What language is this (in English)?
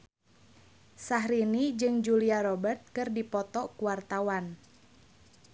Sundanese